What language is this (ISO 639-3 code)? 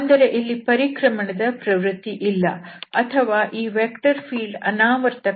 kan